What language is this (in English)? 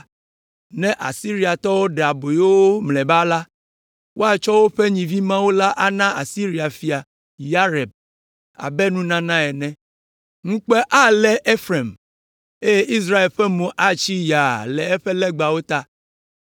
Ewe